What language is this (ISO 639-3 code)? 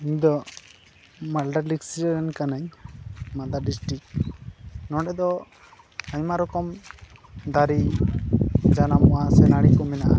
sat